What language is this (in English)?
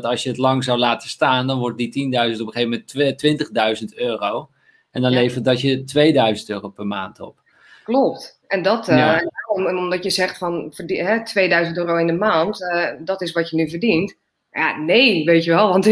Dutch